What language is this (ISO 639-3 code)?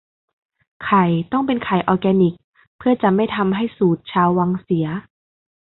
tha